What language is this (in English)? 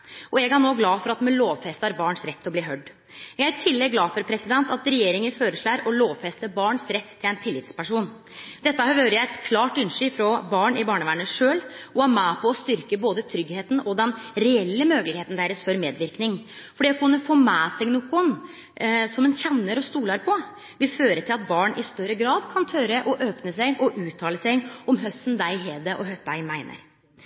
Norwegian Nynorsk